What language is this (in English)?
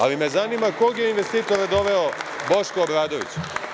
Serbian